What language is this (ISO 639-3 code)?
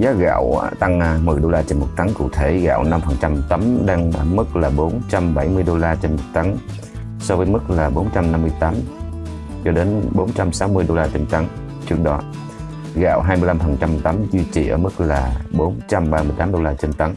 vie